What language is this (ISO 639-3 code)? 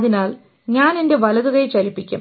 mal